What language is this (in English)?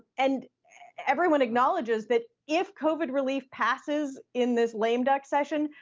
English